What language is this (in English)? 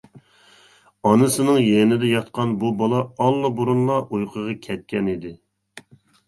Uyghur